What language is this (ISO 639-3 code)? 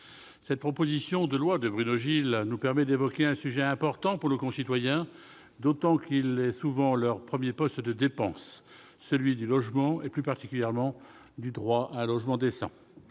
fra